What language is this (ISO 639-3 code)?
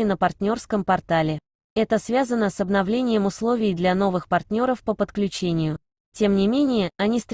rus